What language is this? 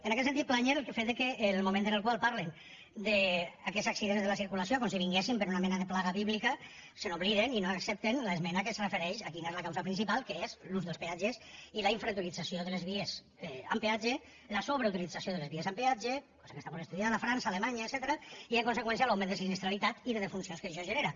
Catalan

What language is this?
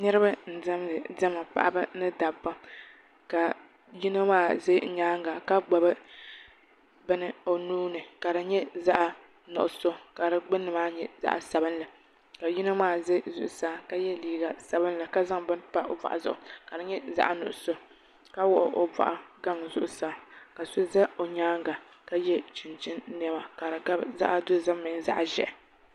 Dagbani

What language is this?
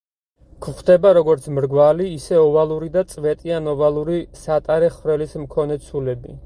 Georgian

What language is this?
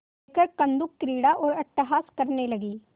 Hindi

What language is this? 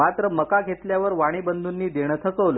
Marathi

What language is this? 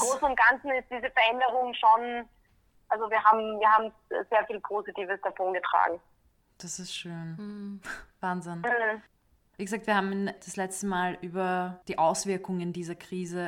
German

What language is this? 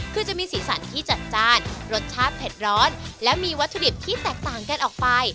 Thai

